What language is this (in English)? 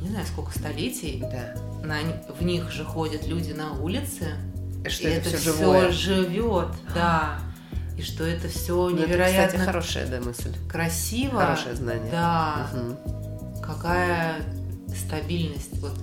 Russian